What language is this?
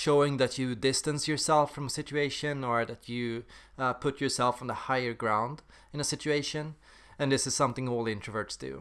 English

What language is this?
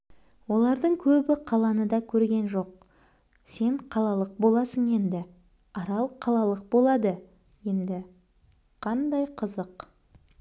Kazakh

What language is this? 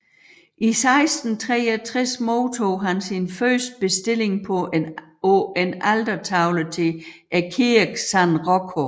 Danish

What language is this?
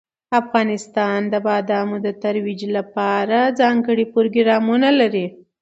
Pashto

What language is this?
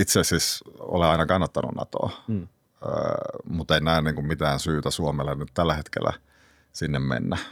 Finnish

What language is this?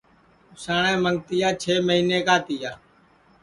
Sansi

